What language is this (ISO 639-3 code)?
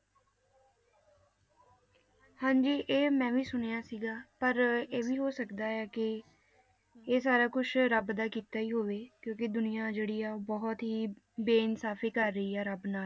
pan